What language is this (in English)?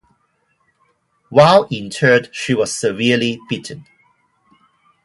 English